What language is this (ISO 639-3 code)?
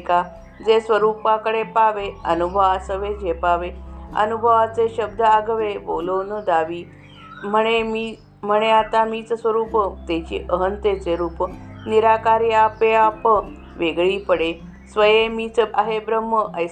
mar